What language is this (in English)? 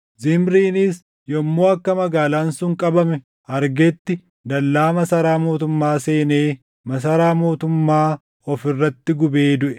Oromo